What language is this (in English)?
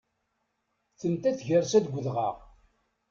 Kabyle